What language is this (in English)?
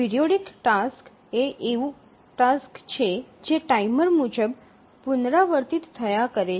Gujarati